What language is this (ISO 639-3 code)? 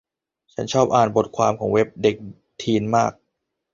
tha